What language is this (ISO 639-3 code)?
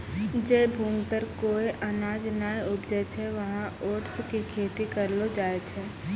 mai